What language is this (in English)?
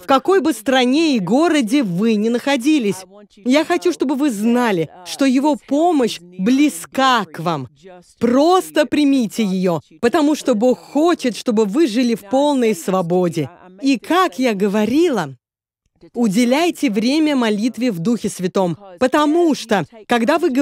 Russian